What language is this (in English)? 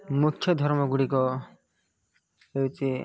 Odia